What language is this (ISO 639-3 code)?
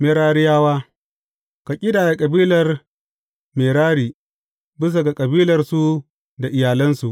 hau